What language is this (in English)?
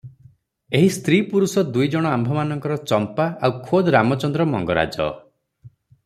Odia